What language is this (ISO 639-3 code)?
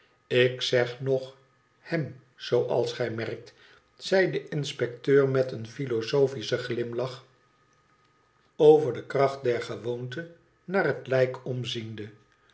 nld